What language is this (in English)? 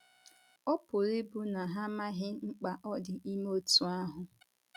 Igbo